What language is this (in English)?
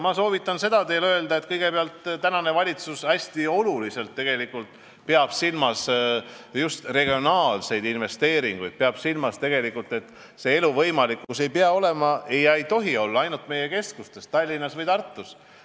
Estonian